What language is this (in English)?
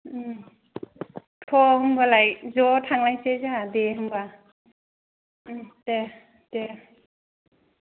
Bodo